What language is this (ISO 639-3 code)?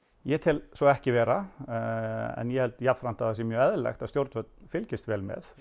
isl